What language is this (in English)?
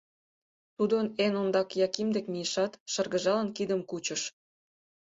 Mari